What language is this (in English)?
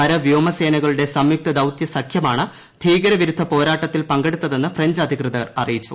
Malayalam